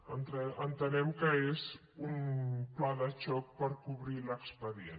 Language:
Catalan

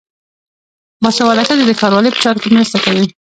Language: Pashto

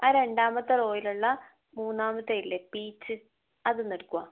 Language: Malayalam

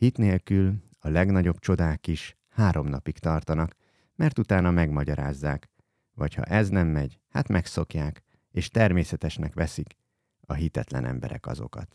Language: Hungarian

